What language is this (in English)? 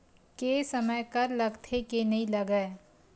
Chhattisgarhi